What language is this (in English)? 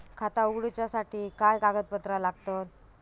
Marathi